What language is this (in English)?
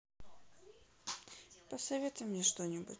Russian